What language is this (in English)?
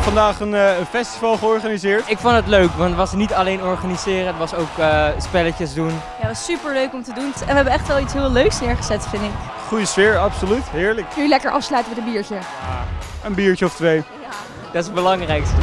Dutch